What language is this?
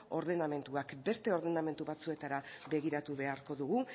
Basque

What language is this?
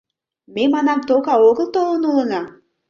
Mari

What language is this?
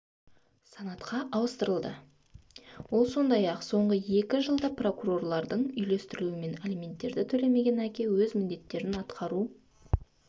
Kazakh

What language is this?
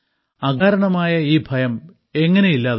Malayalam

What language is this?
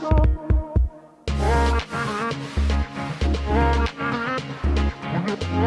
English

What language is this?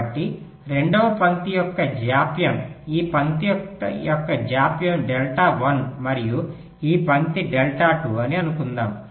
Telugu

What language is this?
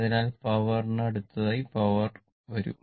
Malayalam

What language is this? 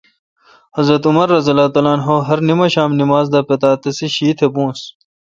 Kalkoti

